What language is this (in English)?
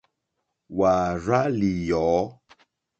Mokpwe